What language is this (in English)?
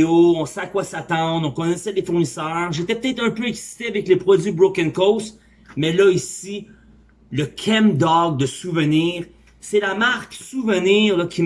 French